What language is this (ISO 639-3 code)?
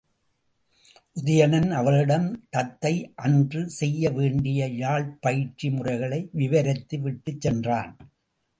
tam